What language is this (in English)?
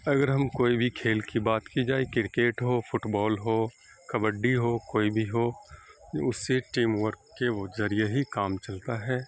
Urdu